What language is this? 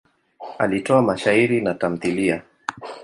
Swahili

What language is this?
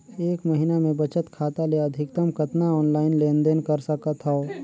Chhattisgarhi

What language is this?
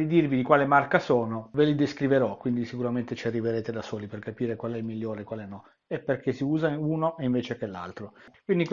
Italian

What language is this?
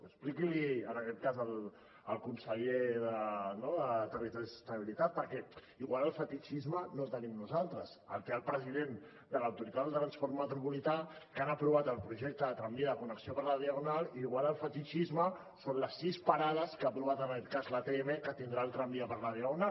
Catalan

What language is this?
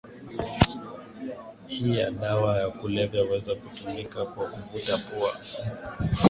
Swahili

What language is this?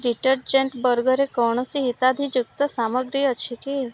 Odia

